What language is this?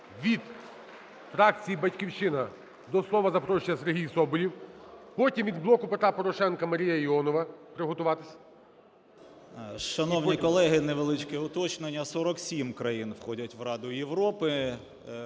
Ukrainian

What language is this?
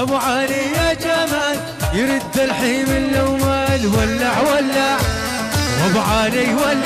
Arabic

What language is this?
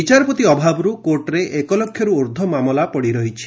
Odia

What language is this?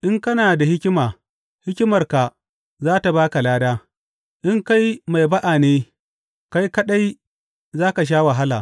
Hausa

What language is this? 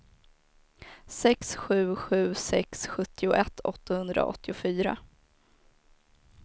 Swedish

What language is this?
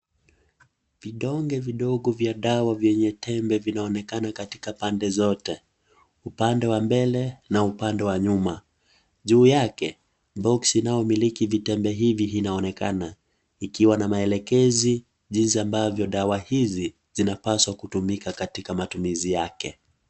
Swahili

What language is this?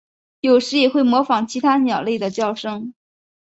Chinese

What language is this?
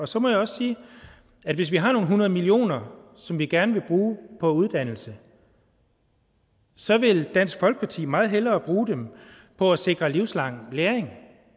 Danish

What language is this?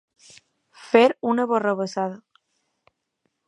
Catalan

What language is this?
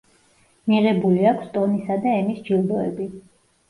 Georgian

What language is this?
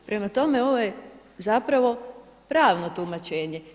Croatian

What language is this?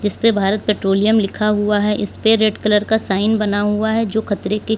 Hindi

